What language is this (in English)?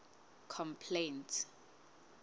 Southern Sotho